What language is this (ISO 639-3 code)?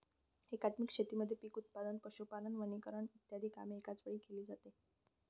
mar